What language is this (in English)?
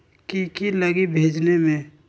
Magahi